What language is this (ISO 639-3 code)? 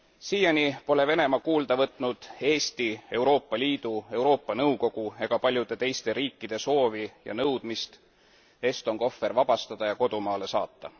est